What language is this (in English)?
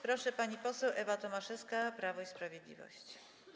Polish